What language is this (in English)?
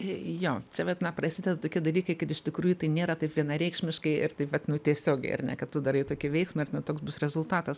Lithuanian